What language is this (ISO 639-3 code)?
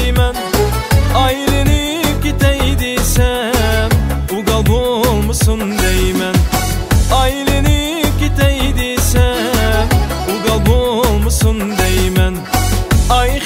tur